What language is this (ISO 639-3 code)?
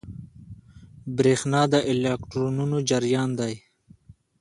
pus